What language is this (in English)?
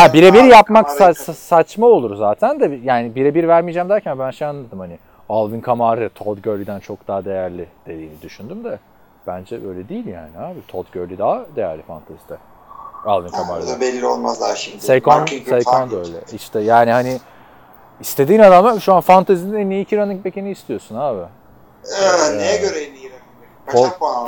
Turkish